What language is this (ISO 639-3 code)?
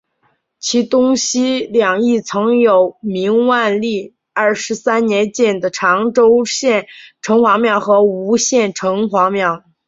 zho